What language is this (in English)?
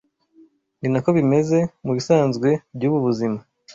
Kinyarwanda